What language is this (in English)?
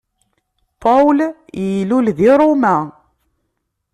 Kabyle